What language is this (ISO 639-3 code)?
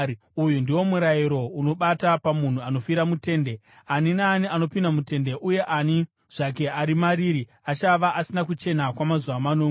sna